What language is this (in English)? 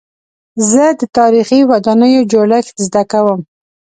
Pashto